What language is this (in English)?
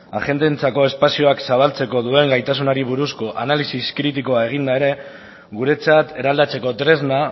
Basque